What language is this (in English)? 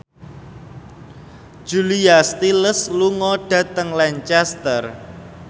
Javanese